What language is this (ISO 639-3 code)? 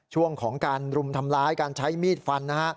tha